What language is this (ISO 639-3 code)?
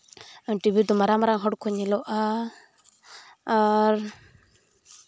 sat